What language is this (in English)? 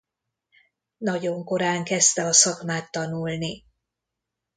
Hungarian